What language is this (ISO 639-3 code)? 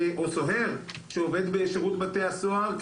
heb